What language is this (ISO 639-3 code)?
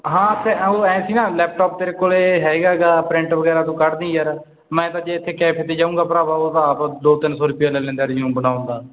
pan